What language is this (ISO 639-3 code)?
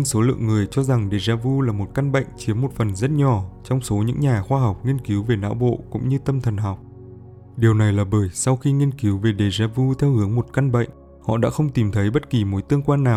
vie